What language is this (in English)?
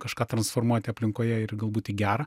Lithuanian